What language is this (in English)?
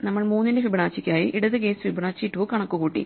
Malayalam